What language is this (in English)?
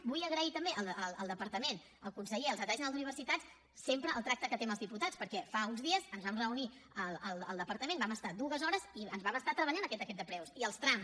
Catalan